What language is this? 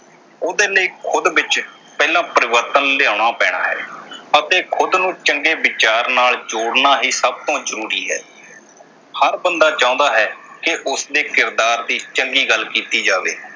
Punjabi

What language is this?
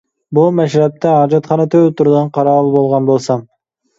Uyghur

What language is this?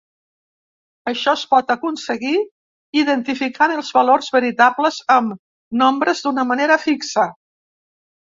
Catalan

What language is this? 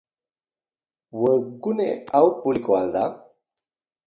Basque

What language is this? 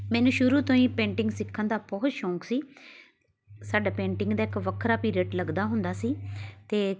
Punjabi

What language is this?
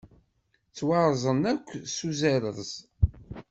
Kabyle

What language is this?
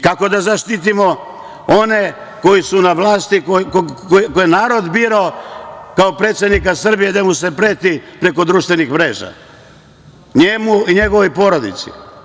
Serbian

